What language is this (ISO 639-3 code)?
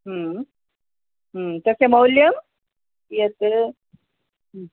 san